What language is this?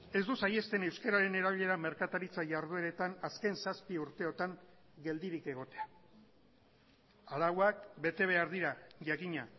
Basque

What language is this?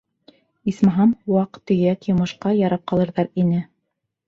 Bashkir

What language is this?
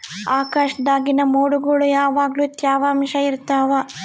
Kannada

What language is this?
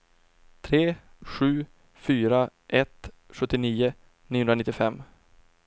Swedish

